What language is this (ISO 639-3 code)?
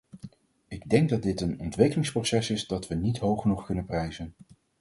nld